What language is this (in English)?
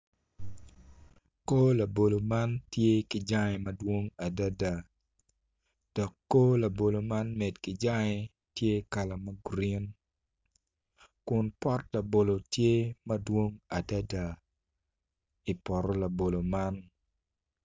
Acoli